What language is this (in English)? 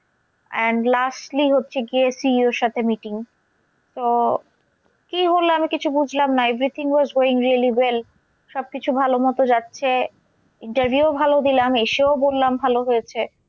Bangla